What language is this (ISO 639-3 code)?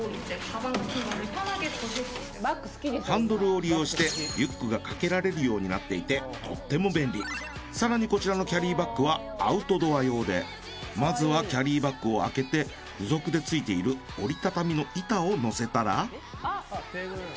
jpn